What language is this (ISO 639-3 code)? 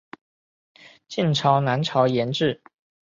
zho